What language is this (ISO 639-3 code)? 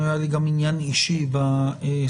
heb